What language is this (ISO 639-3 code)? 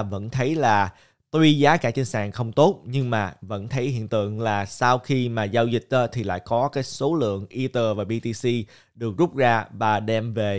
vie